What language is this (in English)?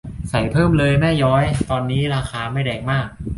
Thai